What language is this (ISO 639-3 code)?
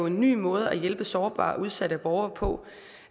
dan